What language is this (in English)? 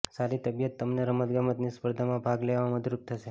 Gujarati